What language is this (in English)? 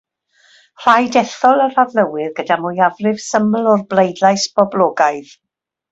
Welsh